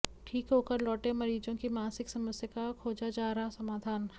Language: Hindi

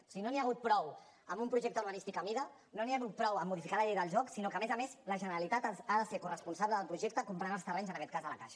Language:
Catalan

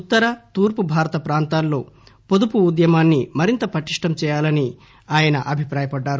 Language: Telugu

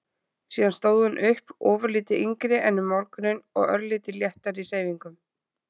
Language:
Icelandic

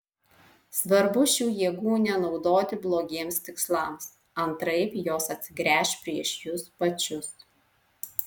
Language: Lithuanian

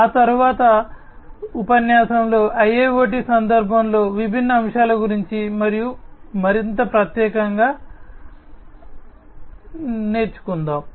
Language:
Telugu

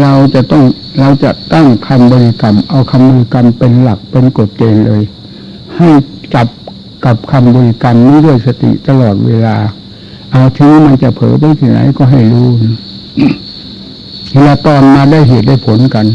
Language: Thai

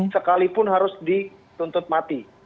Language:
Indonesian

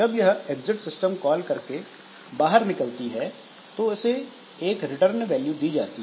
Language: Hindi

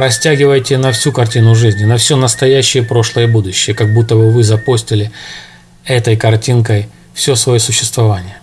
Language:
Russian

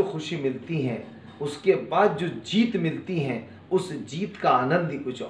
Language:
Hindi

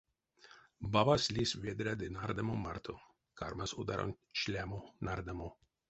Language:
Erzya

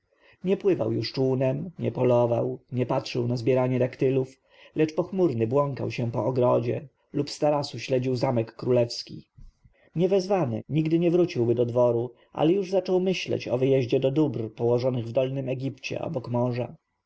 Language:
Polish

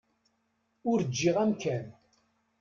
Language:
Kabyle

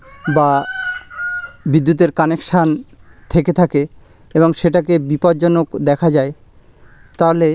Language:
Bangla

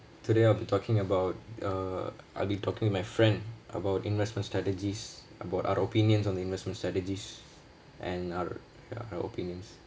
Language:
English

